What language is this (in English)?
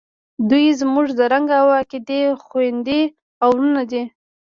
Pashto